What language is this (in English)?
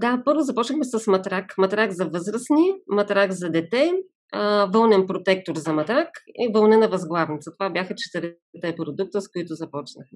Bulgarian